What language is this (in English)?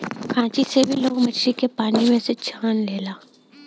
Bhojpuri